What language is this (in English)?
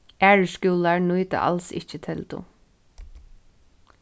Faroese